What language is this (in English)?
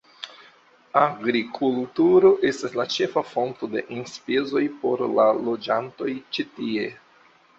Esperanto